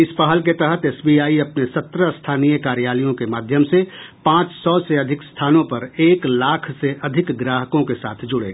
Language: Hindi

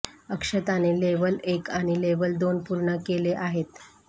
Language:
Marathi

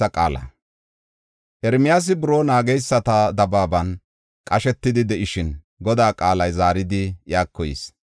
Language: Gofa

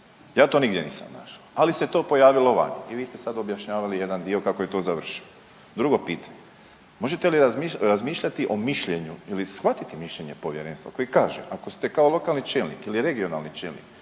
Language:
Croatian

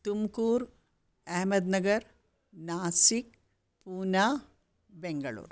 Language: Sanskrit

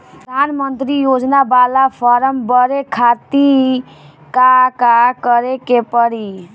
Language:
Bhojpuri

